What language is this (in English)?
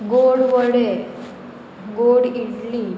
Konkani